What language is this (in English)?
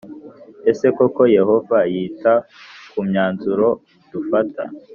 Kinyarwanda